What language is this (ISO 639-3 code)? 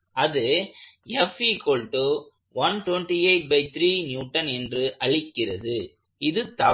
tam